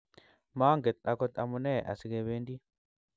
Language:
Kalenjin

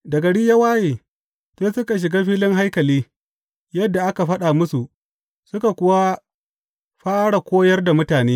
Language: Hausa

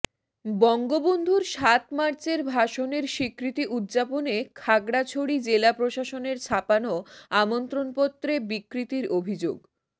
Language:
Bangla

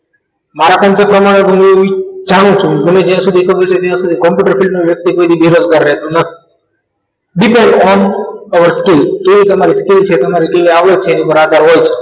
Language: Gujarati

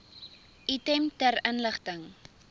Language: Afrikaans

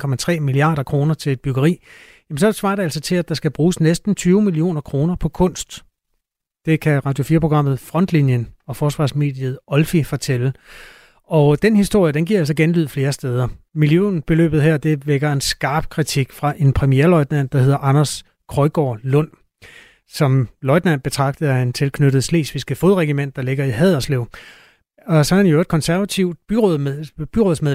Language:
Danish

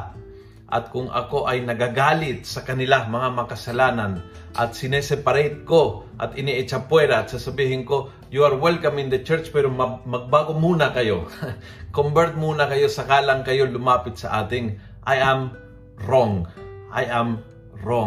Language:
Filipino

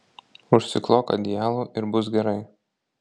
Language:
Lithuanian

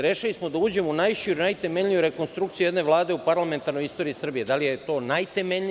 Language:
Serbian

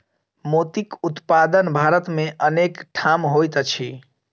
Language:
Maithili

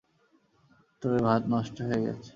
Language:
Bangla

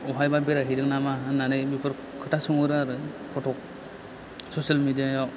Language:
Bodo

